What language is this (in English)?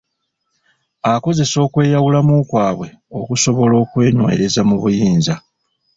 Ganda